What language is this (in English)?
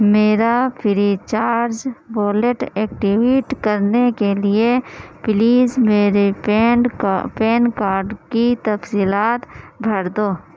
Urdu